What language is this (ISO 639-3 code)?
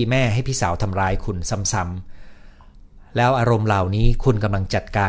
tha